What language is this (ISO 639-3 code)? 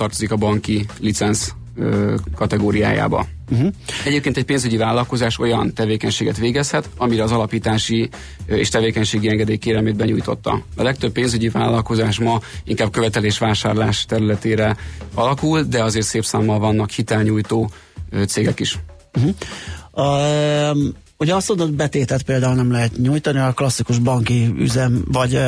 hun